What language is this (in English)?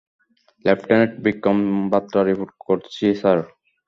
Bangla